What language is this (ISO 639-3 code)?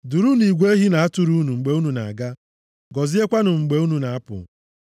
ibo